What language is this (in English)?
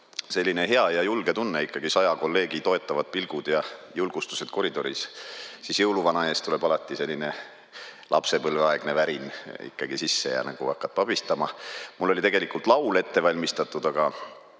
Estonian